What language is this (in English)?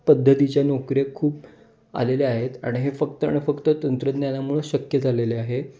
Marathi